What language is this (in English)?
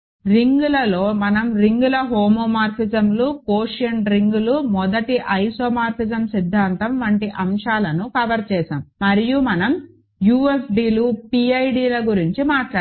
Telugu